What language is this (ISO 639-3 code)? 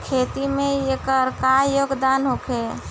bho